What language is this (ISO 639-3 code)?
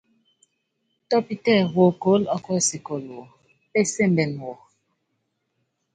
yav